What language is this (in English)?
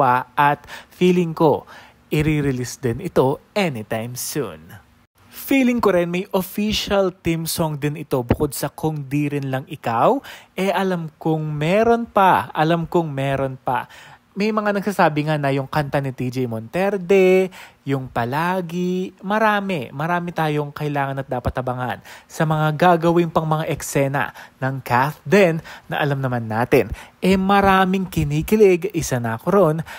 Filipino